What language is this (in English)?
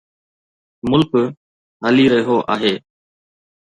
Sindhi